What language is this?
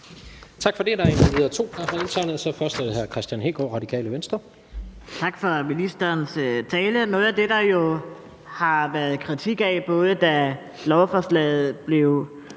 Danish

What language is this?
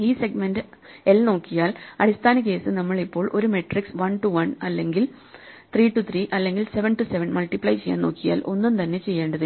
Malayalam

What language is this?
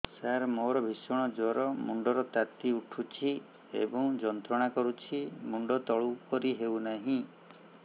Odia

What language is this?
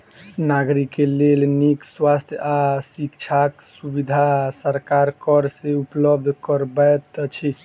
Maithili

